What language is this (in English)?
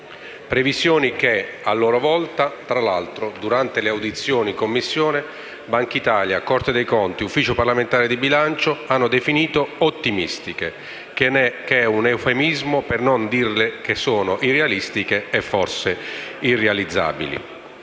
Italian